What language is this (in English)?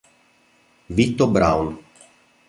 Italian